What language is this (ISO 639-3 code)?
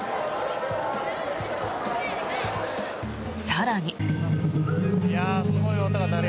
jpn